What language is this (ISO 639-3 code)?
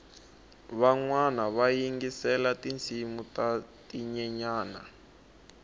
tso